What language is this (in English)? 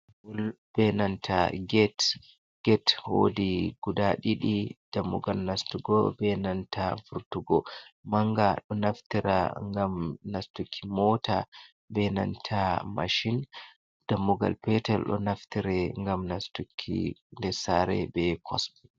Fula